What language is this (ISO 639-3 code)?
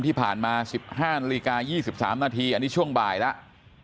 tha